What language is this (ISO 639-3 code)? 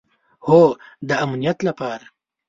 pus